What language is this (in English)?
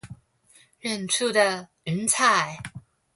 Chinese